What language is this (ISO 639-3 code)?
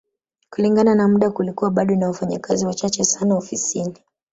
swa